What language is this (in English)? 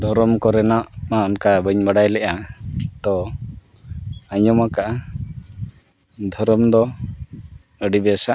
Santali